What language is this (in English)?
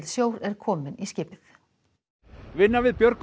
Icelandic